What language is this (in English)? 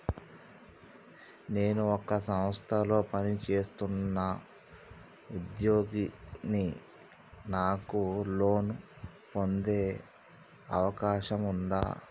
Telugu